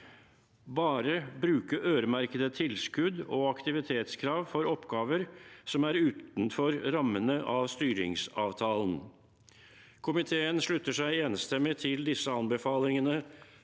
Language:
Norwegian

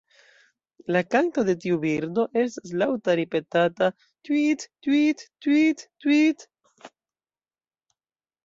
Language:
Esperanto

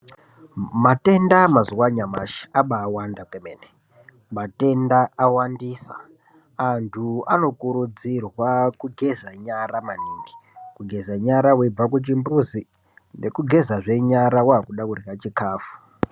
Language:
Ndau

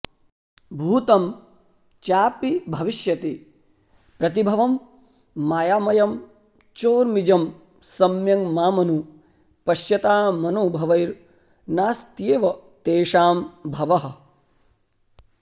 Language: Sanskrit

